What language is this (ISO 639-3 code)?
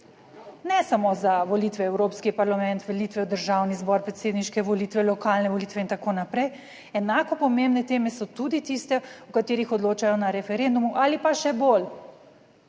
slv